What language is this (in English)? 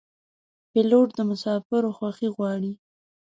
Pashto